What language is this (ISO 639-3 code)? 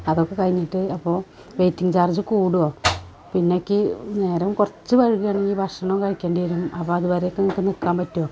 mal